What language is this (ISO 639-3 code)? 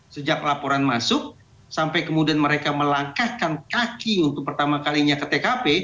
ind